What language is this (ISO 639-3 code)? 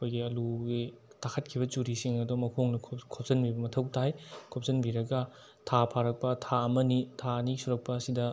mni